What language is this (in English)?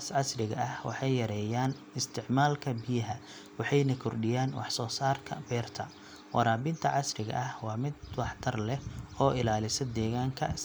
Somali